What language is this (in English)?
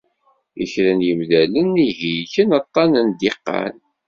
Kabyle